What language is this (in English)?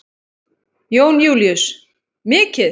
Icelandic